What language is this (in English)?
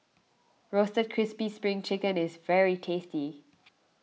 English